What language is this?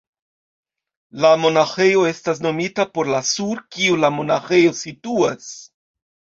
Esperanto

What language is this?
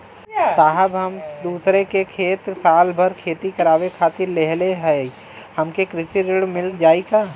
Bhojpuri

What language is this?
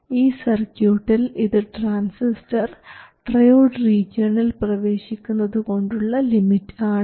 Malayalam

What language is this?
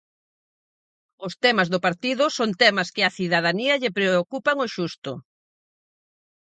Galician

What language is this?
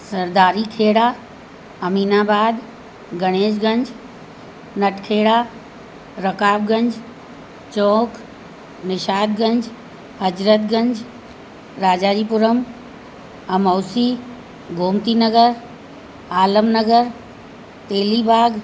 Sindhi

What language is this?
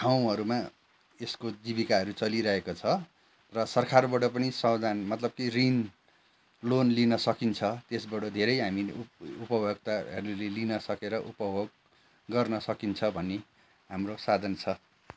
Nepali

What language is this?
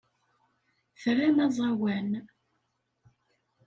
Kabyle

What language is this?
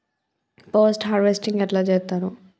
Telugu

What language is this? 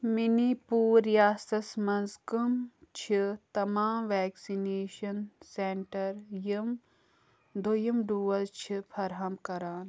Kashmiri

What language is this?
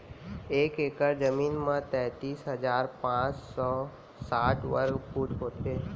Chhattisgarhi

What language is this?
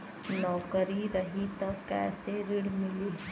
Bhojpuri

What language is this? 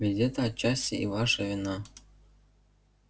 Russian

